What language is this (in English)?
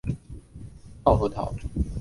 Chinese